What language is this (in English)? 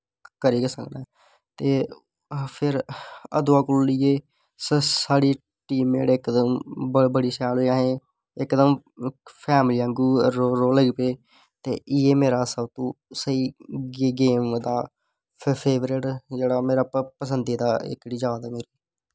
Dogri